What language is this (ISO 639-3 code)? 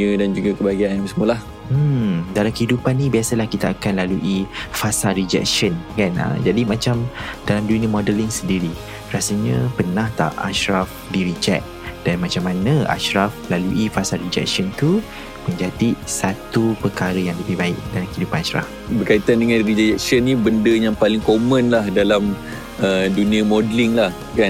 msa